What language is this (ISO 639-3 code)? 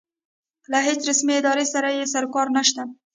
pus